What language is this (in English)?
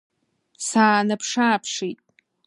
Abkhazian